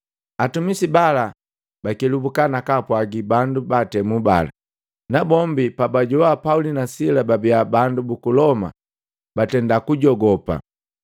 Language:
Matengo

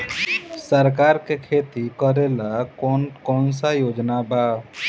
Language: Bhojpuri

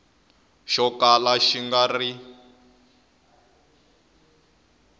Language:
Tsonga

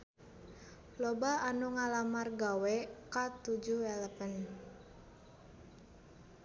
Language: Sundanese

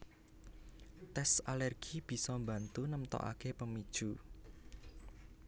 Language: Javanese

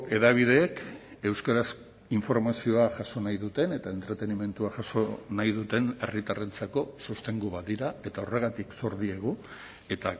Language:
Basque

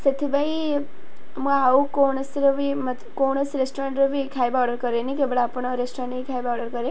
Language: Odia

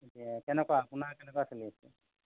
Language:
Assamese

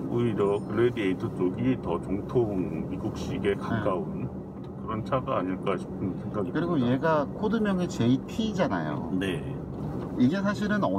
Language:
Korean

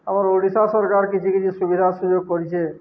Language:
Odia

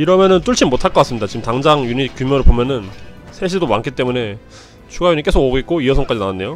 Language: Korean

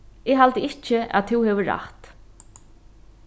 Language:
Faroese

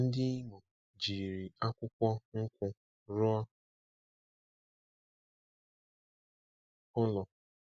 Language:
Igbo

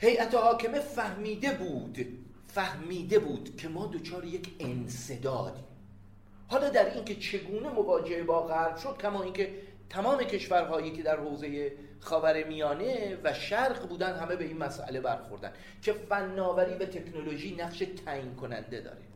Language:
Persian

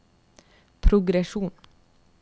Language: Norwegian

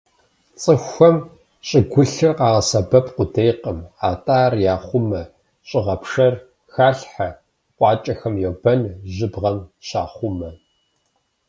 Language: Kabardian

